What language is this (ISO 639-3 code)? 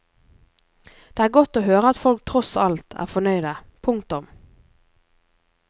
nor